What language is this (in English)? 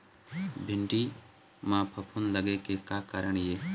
Chhattisgarhi